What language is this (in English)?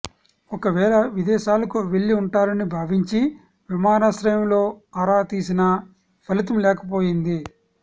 Telugu